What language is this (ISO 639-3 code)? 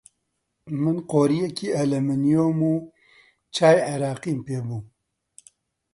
ckb